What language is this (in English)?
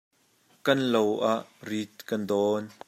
Hakha Chin